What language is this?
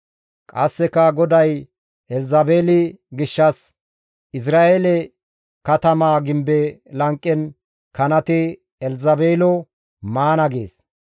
Gamo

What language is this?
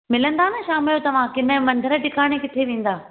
Sindhi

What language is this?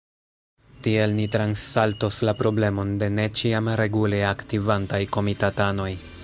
Esperanto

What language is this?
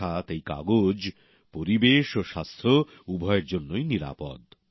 Bangla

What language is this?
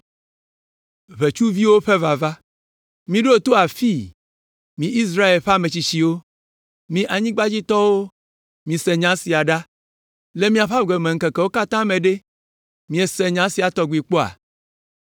Ewe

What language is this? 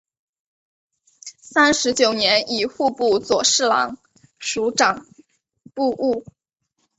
Chinese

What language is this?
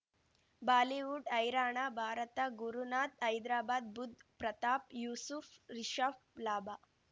Kannada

